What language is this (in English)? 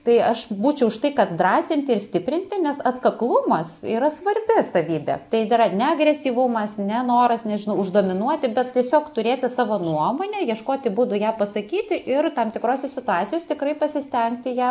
Lithuanian